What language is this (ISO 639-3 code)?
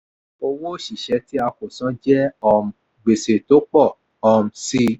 yor